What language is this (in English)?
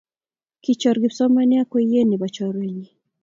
Kalenjin